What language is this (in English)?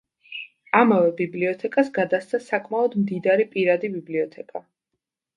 Georgian